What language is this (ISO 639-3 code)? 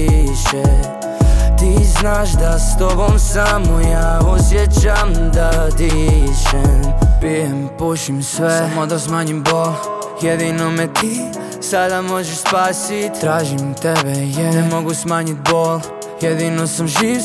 hrv